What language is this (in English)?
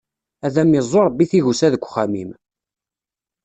Kabyle